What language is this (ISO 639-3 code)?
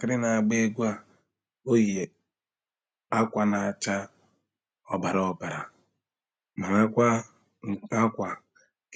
ibo